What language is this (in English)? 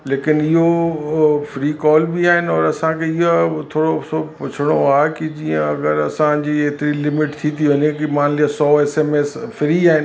Sindhi